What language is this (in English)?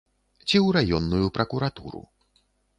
Belarusian